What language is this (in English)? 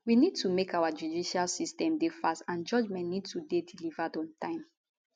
Nigerian Pidgin